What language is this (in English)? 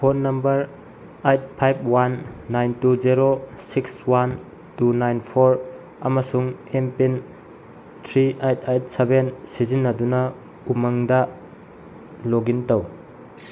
Manipuri